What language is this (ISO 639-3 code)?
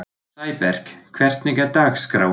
isl